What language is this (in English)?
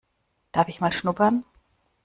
German